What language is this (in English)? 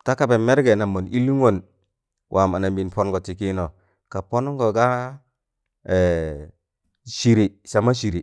Tangale